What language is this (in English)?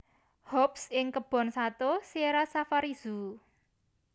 Javanese